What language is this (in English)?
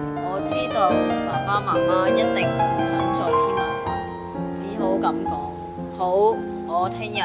Chinese